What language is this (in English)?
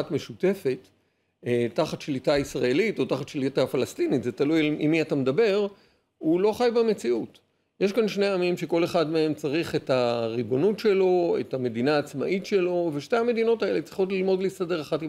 Hebrew